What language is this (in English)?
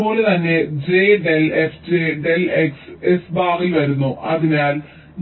Malayalam